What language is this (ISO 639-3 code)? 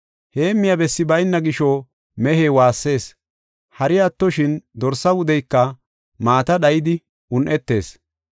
gof